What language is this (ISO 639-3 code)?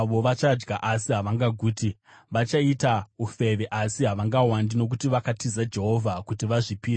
sna